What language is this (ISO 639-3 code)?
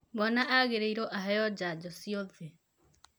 kik